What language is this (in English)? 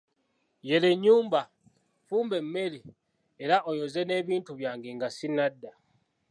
Ganda